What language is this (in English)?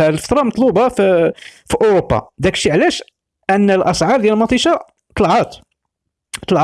Arabic